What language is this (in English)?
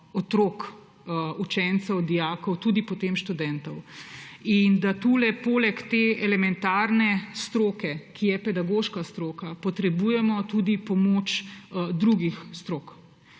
Slovenian